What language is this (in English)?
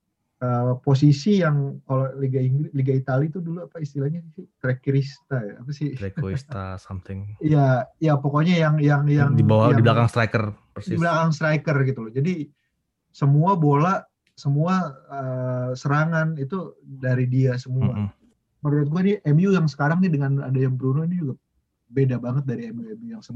Indonesian